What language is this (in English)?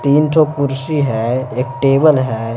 Hindi